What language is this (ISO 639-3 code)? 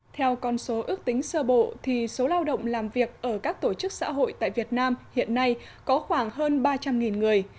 vie